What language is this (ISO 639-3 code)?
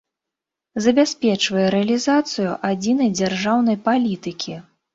bel